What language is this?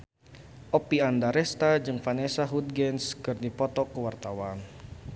Sundanese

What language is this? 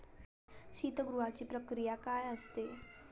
Marathi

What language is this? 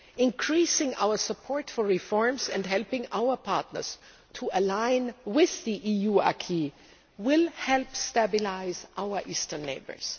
English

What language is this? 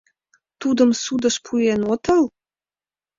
Mari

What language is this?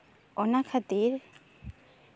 Santali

